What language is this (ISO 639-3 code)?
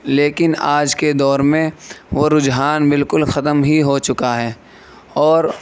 urd